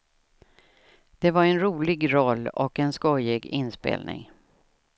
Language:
Swedish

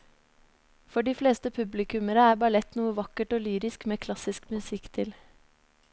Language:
Norwegian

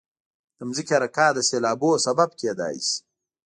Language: Pashto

